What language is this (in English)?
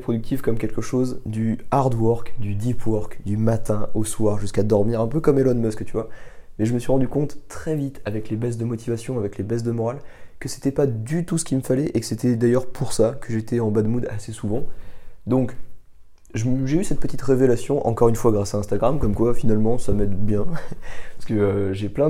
French